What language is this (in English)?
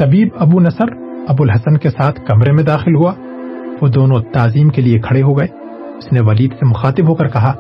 Urdu